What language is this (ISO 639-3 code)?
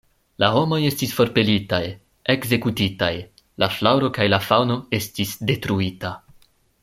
epo